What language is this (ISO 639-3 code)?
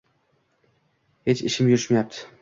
uzb